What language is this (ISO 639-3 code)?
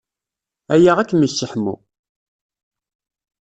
kab